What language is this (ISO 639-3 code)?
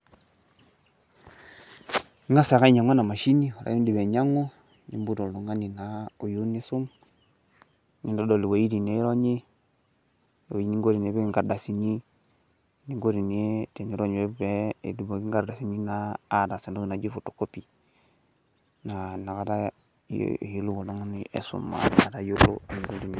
mas